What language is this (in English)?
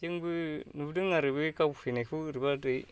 Bodo